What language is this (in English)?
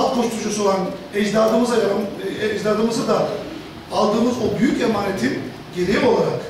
Turkish